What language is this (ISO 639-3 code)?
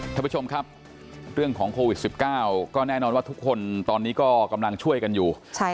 tha